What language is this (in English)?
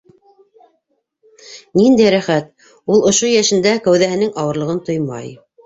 Bashkir